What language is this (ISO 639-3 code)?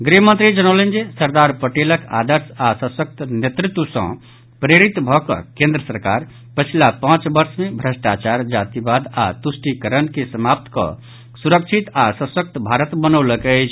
mai